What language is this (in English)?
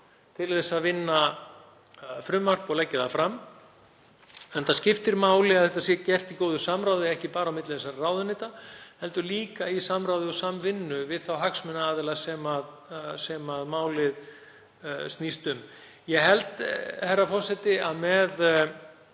Icelandic